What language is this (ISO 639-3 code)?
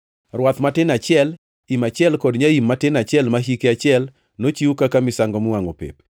luo